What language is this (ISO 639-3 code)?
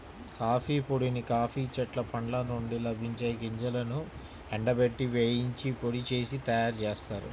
tel